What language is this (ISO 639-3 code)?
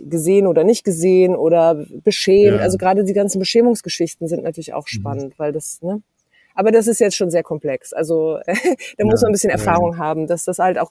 deu